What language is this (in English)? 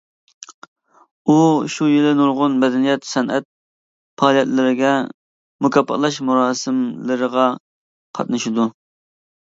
Uyghur